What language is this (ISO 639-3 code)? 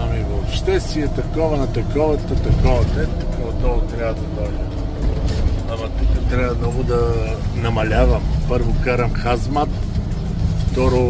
bul